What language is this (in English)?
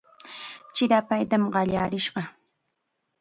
Chiquián Ancash Quechua